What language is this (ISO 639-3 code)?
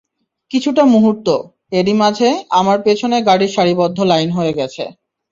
ben